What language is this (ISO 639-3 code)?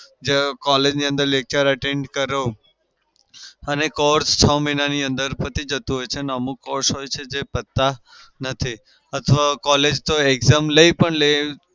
guj